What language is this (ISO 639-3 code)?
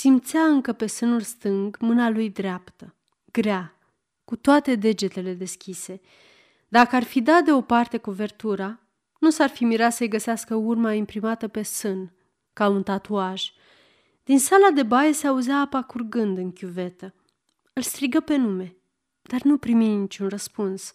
ron